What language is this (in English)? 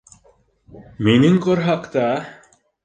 Bashkir